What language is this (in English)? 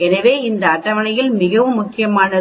Tamil